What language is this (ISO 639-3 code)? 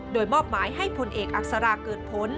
tha